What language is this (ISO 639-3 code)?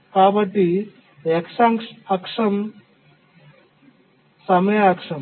tel